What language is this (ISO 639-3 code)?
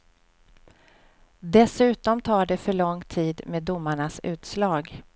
swe